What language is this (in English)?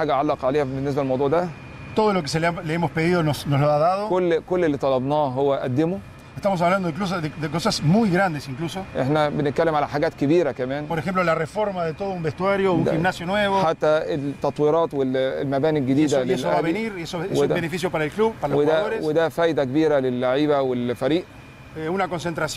Arabic